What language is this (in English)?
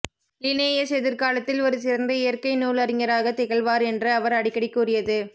Tamil